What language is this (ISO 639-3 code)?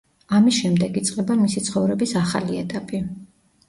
kat